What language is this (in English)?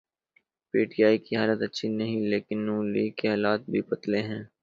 Urdu